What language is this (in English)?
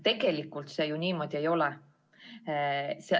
Estonian